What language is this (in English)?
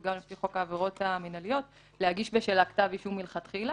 Hebrew